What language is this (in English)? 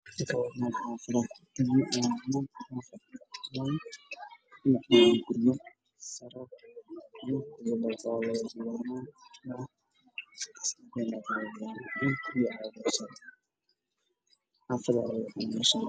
Somali